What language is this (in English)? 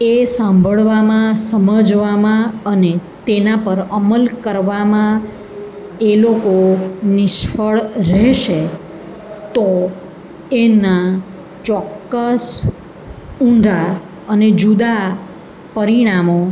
Gujarati